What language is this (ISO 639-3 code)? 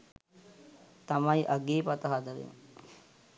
sin